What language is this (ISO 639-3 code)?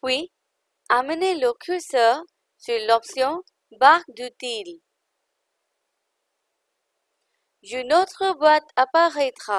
fra